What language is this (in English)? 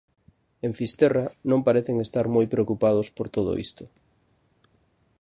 Galician